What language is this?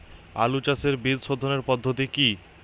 Bangla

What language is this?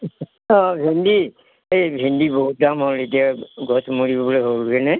Assamese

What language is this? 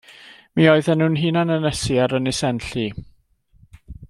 Welsh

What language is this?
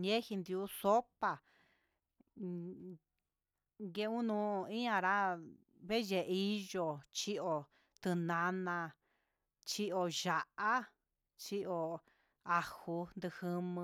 Huitepec Mixtec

